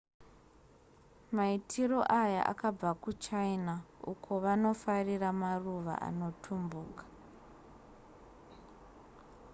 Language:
Shona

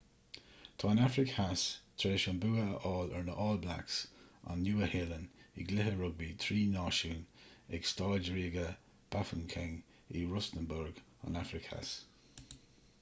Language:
Irish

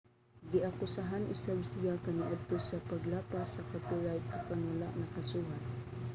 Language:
Cebuano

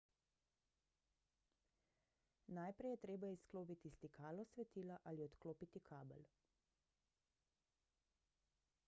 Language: Slovenian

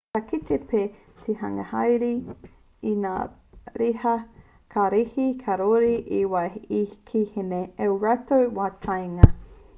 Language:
Māori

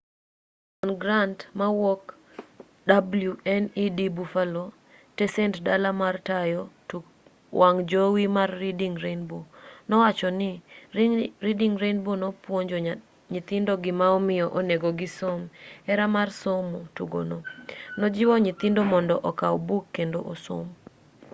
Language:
Luo (Kenya and Tanzania)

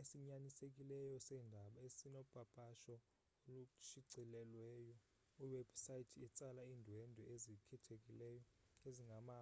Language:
Xhosa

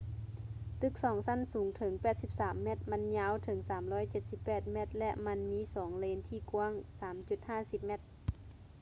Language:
Lao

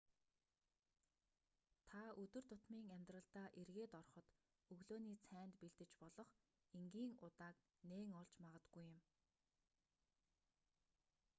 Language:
Mongolian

